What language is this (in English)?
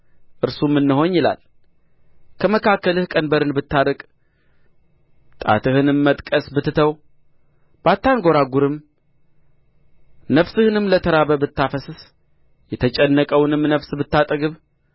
Amharic